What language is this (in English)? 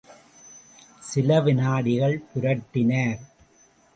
Tamil